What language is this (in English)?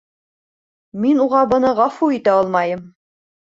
Bashkir